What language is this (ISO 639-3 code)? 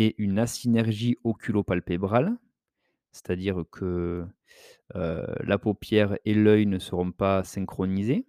fra